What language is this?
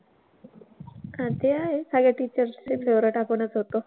Marathi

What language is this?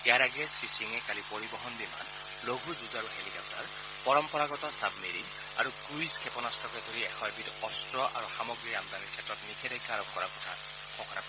Assamese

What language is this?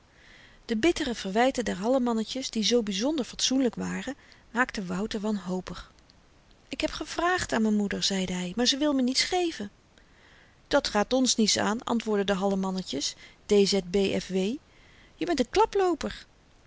Dutch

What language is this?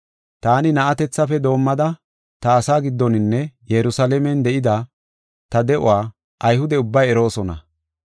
Gofa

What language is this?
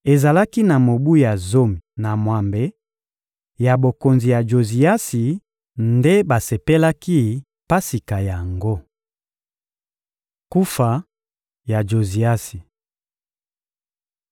Lingala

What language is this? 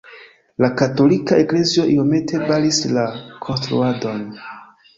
Esperanto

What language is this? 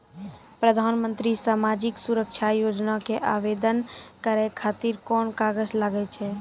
Maithili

